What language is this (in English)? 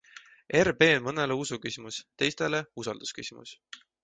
Estonian